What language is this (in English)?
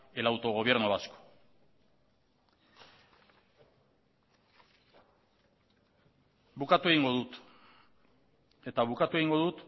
Basque